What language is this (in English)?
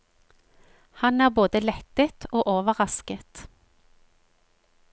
Norwegian